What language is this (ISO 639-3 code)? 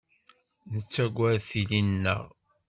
kab